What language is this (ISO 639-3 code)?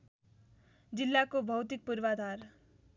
nep